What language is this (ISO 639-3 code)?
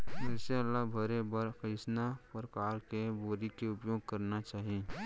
hne